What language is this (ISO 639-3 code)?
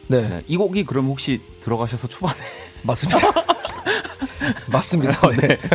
kor